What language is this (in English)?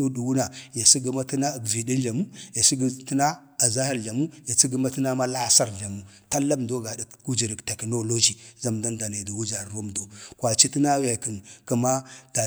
Bade